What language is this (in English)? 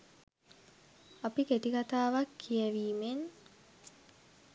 Sinhala